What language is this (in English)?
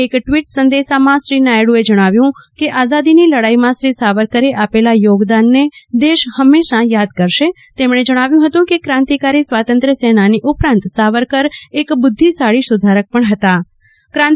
Gujarati